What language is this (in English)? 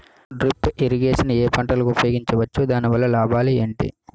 Telugu